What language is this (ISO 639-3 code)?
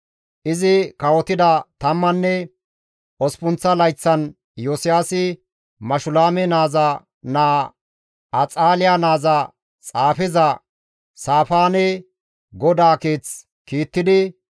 gmv